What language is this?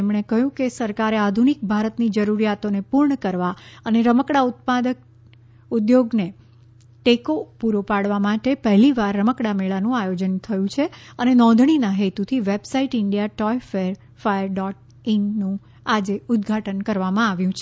Gujarati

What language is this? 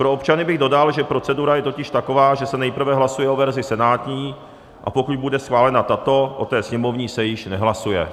Czech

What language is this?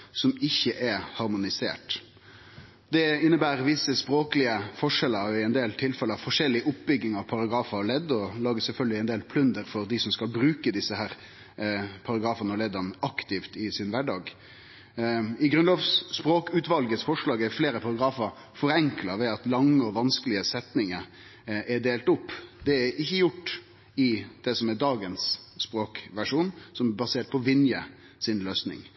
Norwegian Nynorsk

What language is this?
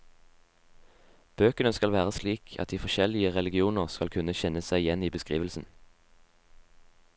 Norwegian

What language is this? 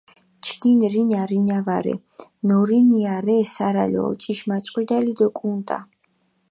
Mingrelian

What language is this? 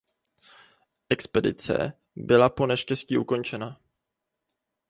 Czech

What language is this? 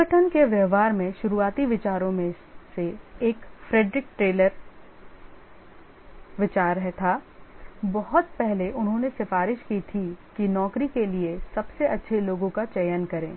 Hindi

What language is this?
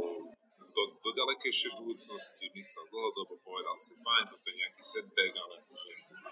Slovak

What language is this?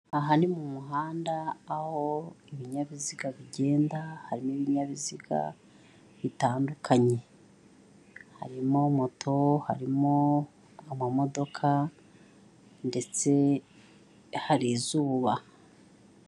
Kinyarwanda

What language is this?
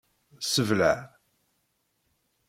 Kabyle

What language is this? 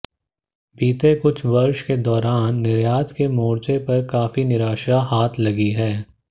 Hindi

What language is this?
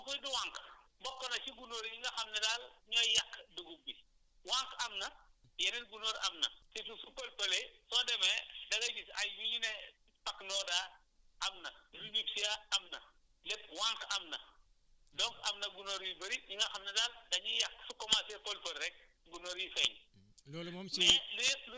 Wolof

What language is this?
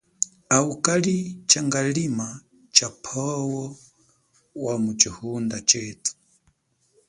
Chokwe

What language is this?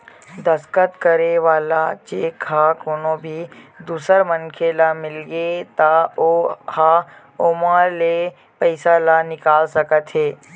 Chhattisgarhi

